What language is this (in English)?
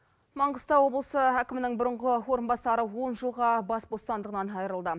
Kazakh